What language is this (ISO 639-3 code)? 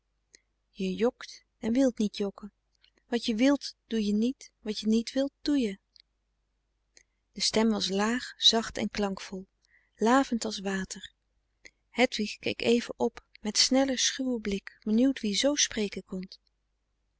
nld